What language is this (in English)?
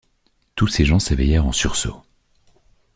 French